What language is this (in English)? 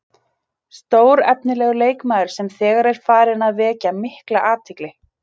Icelandic